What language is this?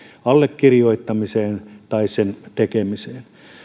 Finnish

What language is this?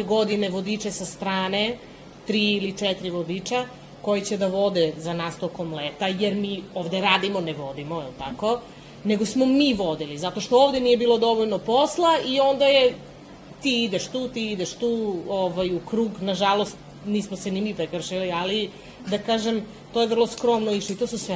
Croatian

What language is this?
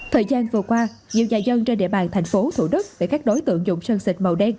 Vietnamese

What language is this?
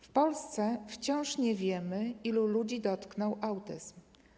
Polish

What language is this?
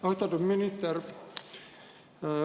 Estonian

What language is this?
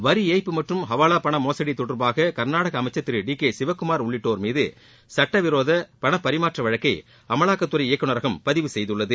Tamil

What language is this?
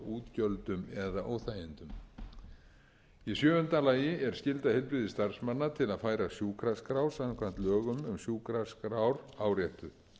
Icelandic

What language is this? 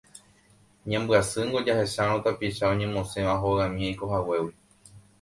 Guarani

